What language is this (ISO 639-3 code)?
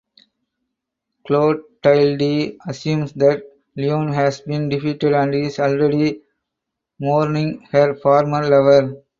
eng